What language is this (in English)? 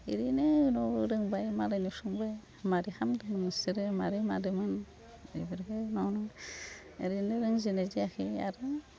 Bodo